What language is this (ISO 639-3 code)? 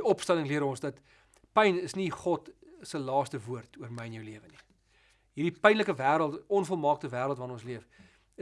nld